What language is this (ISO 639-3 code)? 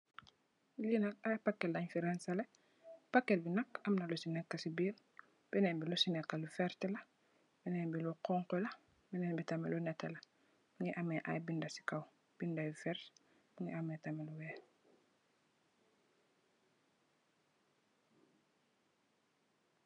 wol